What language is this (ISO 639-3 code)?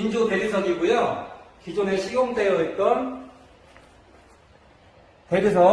kor